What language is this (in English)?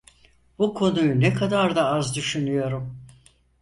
Turkish